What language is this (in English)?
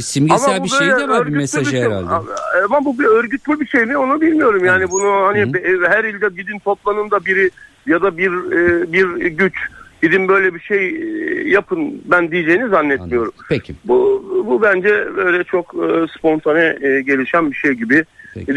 Turkish